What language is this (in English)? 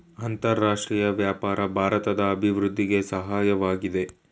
Kannada